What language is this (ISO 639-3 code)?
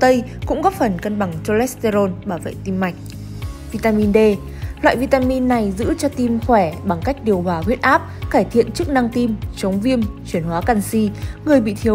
vie